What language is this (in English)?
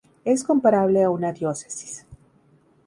Spanish